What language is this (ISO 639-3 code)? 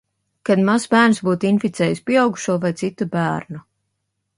lav